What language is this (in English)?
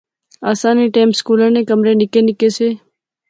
Pahari-Potwari